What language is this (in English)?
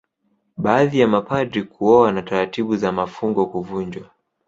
Swahili